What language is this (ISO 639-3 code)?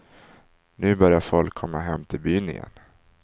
swe